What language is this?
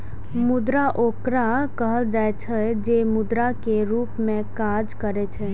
Maithili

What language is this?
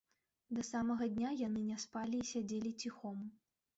Belarusian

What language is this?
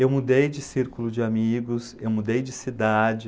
Portuguese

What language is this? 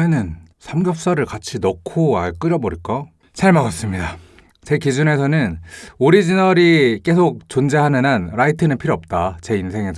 Korean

